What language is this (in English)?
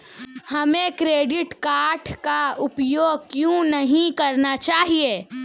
Hindi